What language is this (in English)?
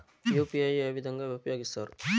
Telugu